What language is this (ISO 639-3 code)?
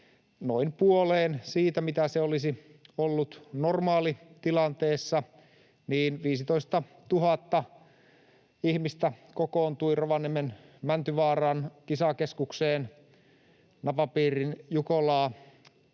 fin